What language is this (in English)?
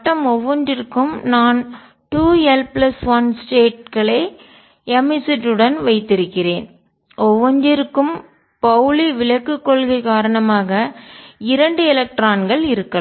Tamil